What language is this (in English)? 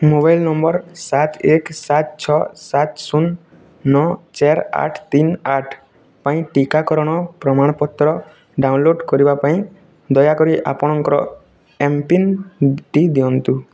Odia